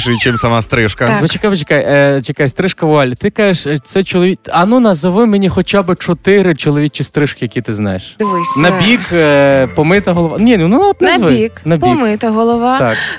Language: Ukrainian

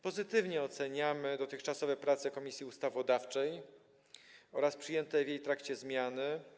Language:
Polish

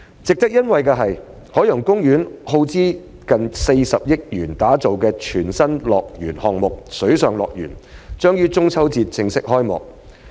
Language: Cantonese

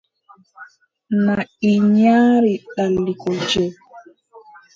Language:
Adamawa Fulfulde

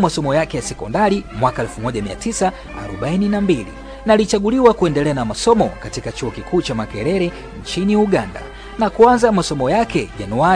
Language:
Swahili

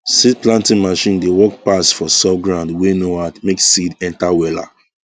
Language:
Nigerian Pidgin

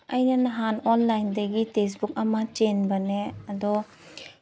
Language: Manipuri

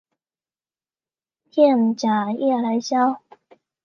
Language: Chinese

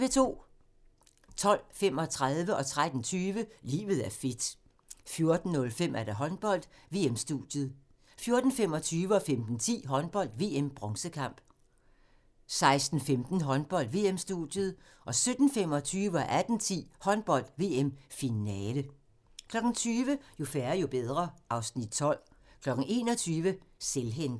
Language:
Danish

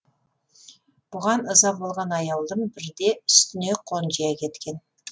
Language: Kazakh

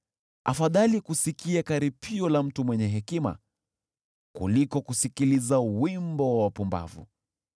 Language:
Swahili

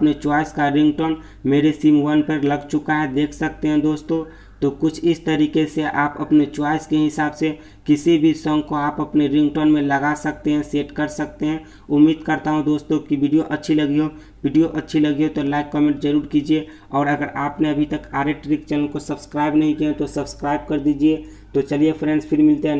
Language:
Hindi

